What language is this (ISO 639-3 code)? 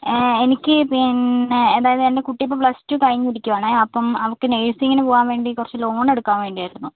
mal